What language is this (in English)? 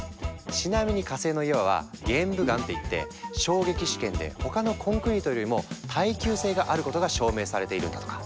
Japanese